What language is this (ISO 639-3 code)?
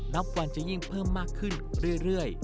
tha